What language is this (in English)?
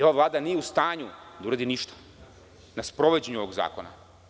Serbian